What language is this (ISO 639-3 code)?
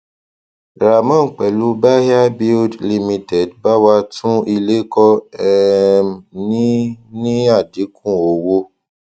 yor